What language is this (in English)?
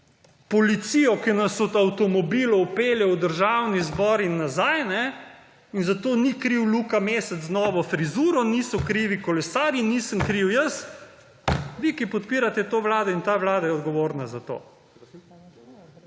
Slovenian